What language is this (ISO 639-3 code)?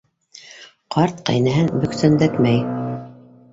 bak